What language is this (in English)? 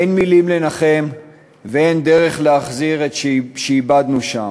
Hebrew